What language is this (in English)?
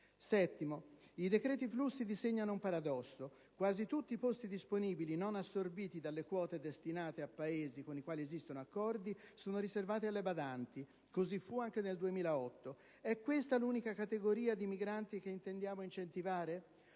Italian